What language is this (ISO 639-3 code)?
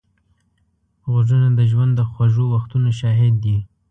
pus